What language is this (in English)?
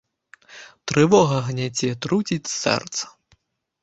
Belarusian